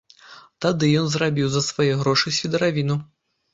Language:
Belarusian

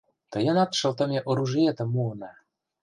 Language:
Mari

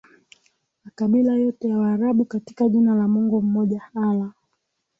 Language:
Swahili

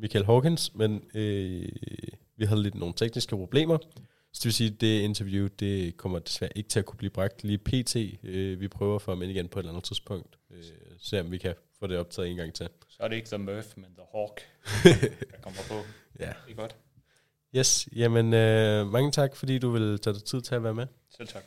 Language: Danish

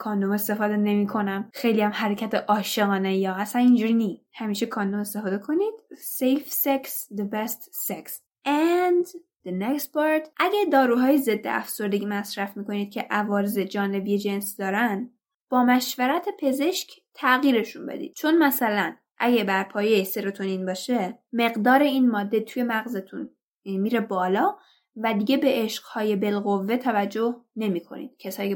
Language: Persian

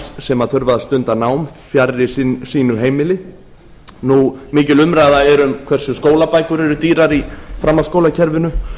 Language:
Icelandic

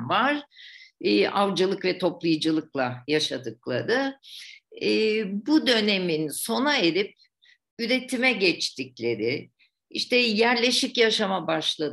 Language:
Turkish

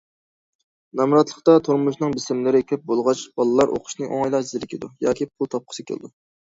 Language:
Uyghur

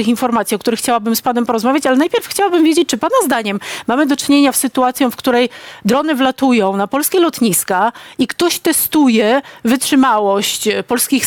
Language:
Polish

